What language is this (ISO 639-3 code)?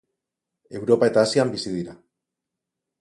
eus